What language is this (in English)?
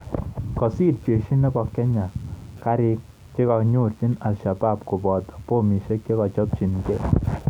Kalenjin